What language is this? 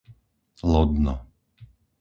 Slovak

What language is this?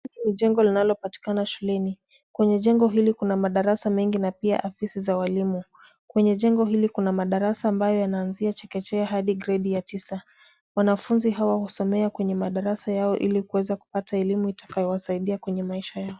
Swahili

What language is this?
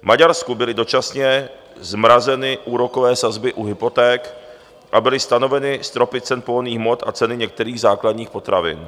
Czech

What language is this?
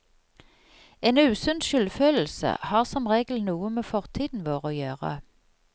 Norwegian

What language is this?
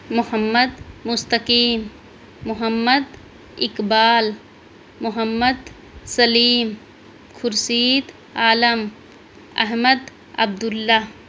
Urdu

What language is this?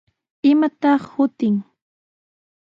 Sihuas Ancash Quechua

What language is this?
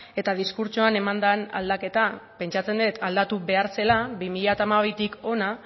Basque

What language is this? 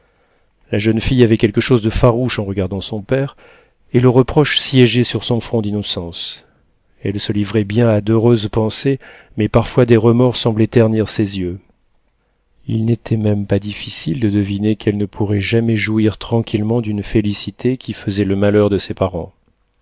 French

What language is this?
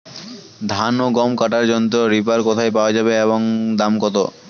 Bangla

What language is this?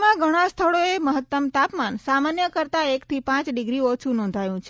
Gujarati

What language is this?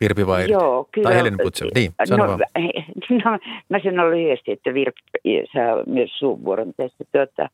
Finnish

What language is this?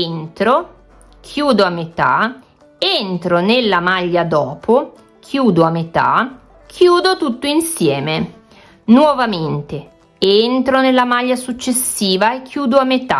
Italian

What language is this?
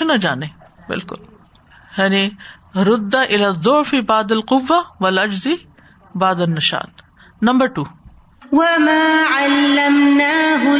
Urdu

